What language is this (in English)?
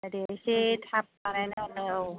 Bodo